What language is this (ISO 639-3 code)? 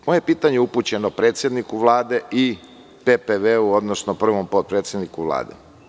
srp